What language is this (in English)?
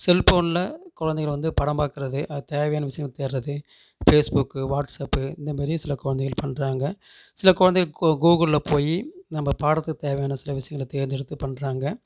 Tamil